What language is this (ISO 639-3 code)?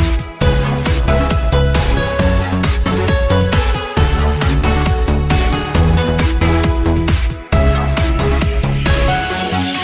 vie